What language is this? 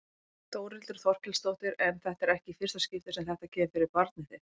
Icelandic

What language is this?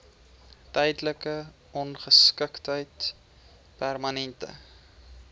Afrikaans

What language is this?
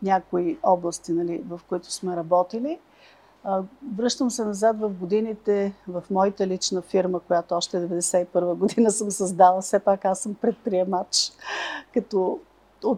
Bulgarian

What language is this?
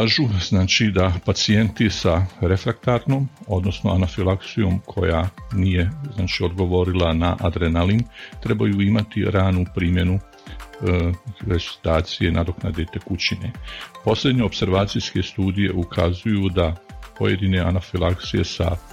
Croatian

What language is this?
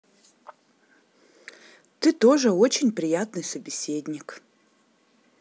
Russian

